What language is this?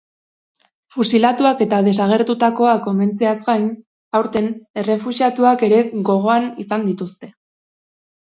Basque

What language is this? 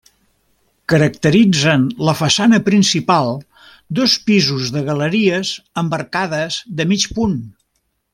Catalan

